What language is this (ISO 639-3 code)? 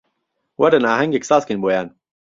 ckb